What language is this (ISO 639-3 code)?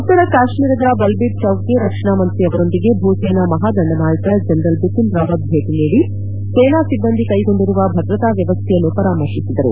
kan